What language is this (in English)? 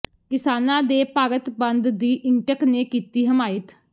Punjabi